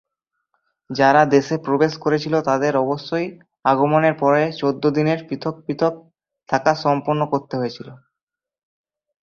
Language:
Bangla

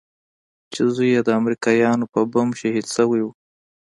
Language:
Pashto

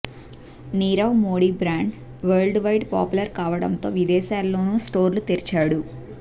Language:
Telugu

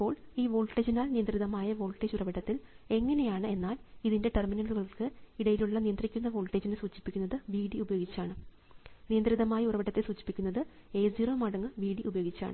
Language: Malayalam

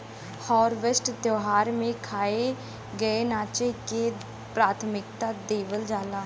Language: Bhojpuri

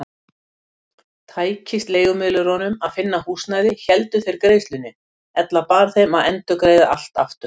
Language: Icelandic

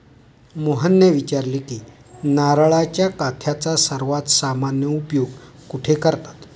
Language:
Marathi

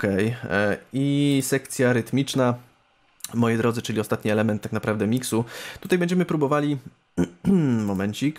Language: Polish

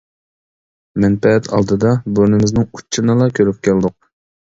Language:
Uyghur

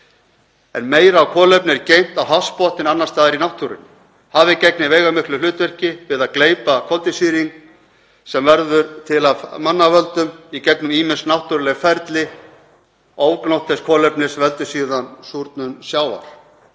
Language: Icelandic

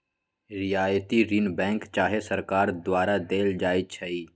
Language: Magahi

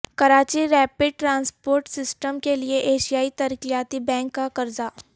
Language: Urdu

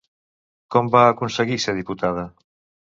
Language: Catalan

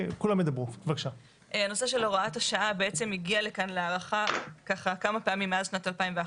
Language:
Hebrew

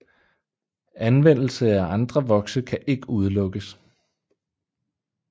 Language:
Danish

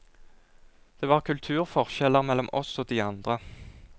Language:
Norwegian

